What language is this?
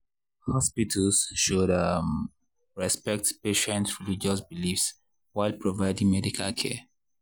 Nigerian Pidgin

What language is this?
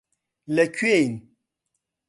Central Kurdish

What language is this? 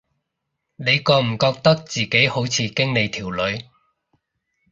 Cantonese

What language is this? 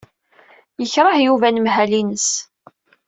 Kabyle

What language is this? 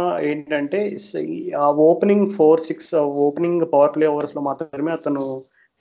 Telugu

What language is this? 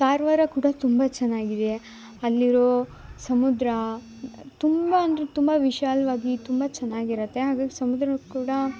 Kannada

